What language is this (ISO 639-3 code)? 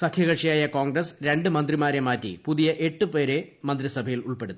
mal